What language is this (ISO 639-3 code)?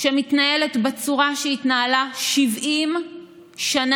heb